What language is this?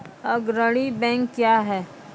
Maithili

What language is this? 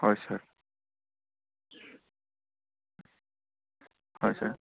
Assamese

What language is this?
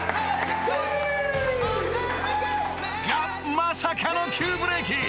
Japanese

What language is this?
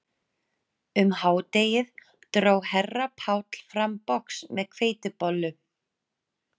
Icelandic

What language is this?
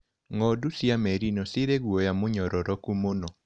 Kikuyu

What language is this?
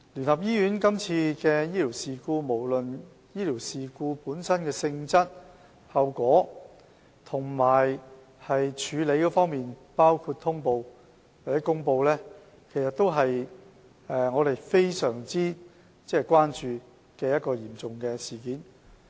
Cantonese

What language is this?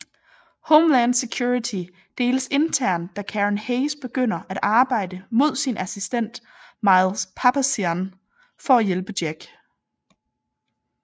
Danish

